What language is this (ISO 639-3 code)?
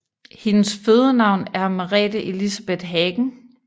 dan